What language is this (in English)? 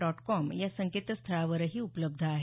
Marathi